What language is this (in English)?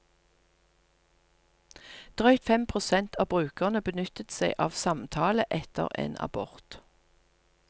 Norwegian